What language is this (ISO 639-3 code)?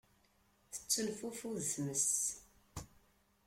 kab